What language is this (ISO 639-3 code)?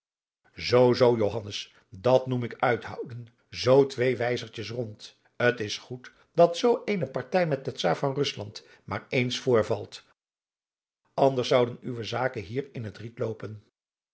nld